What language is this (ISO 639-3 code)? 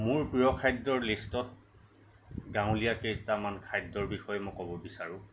asm